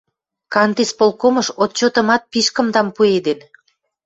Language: Western Mari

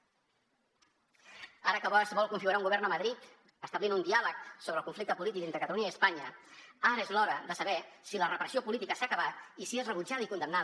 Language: Catalan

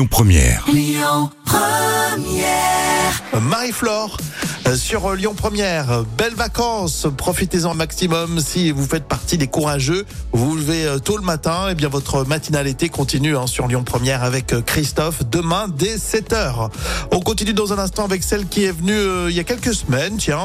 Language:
French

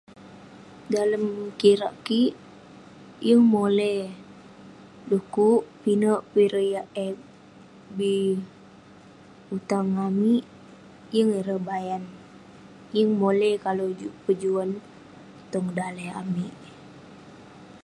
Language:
Western Penan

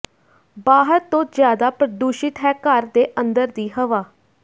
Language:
Punjabi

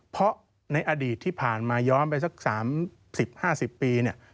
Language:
Thai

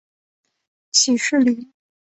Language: Chinese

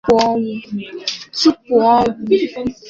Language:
Igbo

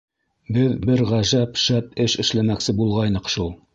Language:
Bashkir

